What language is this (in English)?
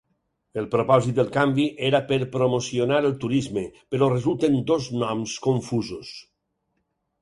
Catalan